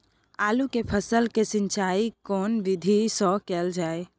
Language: Maithili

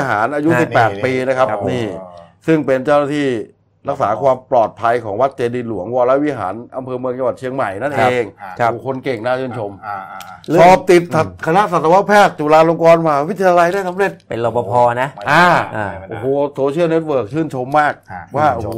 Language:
Thai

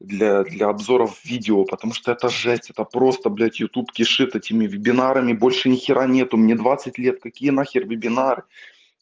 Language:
Russian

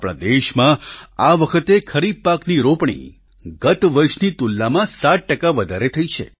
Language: Gujarati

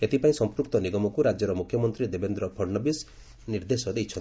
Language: Odia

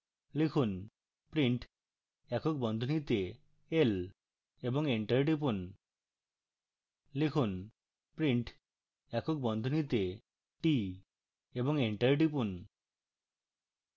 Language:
Bangla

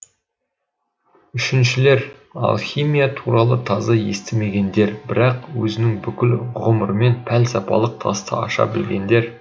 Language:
Kazakh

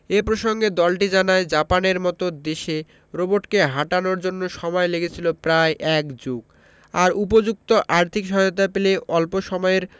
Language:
Bangla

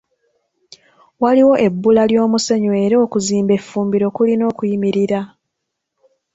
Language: Ganda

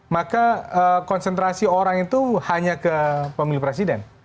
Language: Indonesian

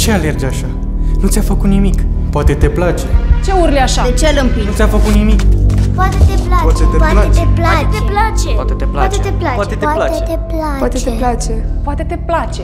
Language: Romanian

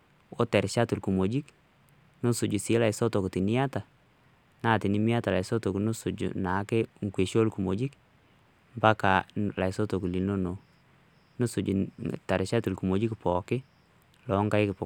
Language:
Masai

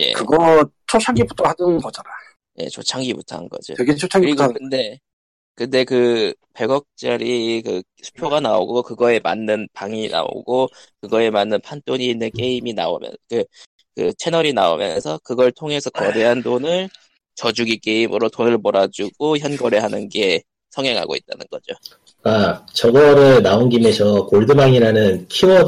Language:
Korean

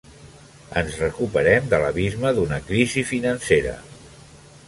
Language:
Catalan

